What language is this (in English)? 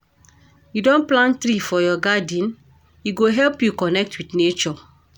Nigerian Pidgin